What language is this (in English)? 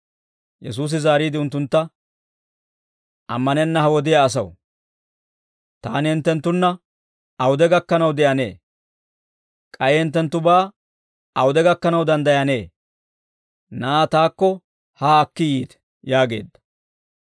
Dawro